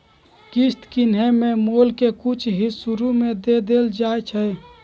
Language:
Magahi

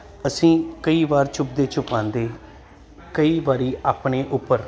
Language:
Punjabi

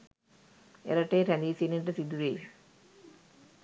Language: Sinhala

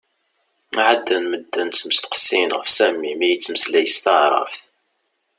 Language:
Kabyle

